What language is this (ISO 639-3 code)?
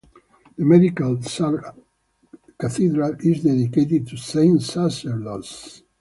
eng